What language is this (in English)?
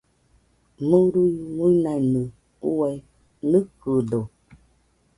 Nüpode Huitoto